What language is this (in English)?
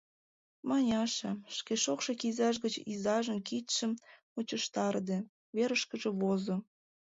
Mari